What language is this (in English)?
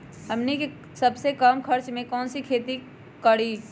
Magahi